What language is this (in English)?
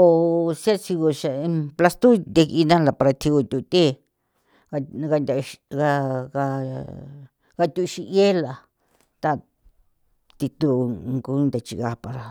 San Felipe Otlaltepec Popoloca